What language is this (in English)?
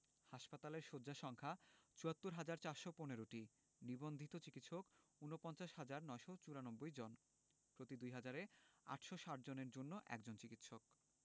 Bangla